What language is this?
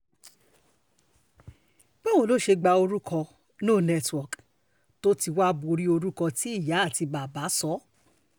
Yoruba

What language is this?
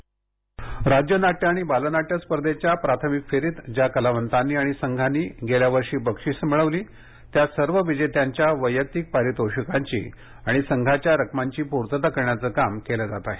Marathi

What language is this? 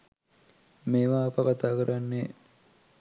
Sinhala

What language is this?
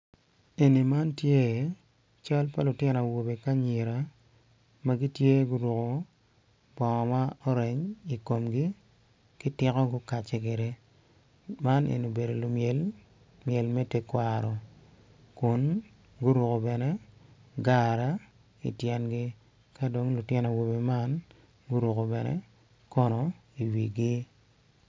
Acoli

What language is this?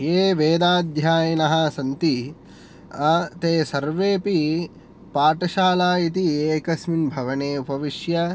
Sanskrit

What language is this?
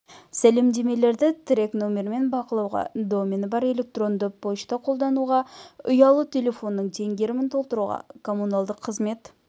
Kazakh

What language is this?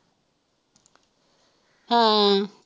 Punjabi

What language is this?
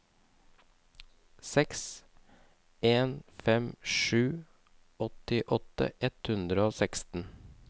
Norwegian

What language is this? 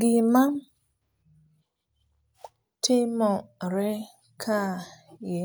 Luo (Kenya and Tanzania)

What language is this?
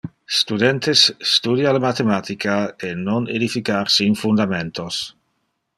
Interlingua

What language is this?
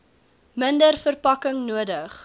Afrikaans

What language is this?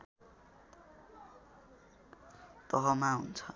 Nepali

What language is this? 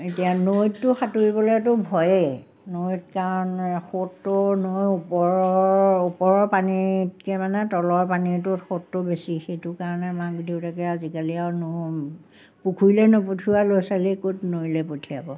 Assamese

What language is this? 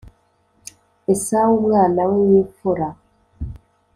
Kinyarwanda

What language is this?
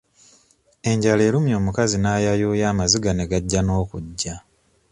Ganda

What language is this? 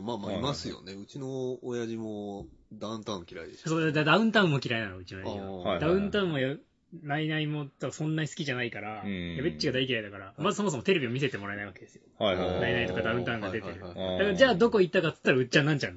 Japanese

